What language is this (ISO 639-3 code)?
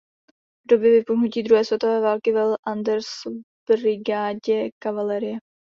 ces